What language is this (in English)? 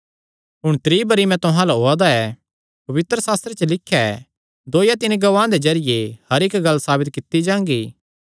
Kangri